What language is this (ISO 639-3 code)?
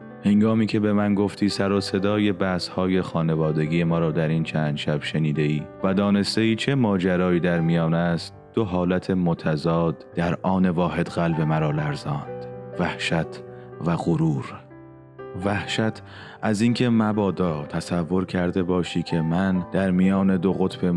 fas